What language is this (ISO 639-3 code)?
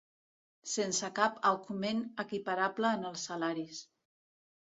cat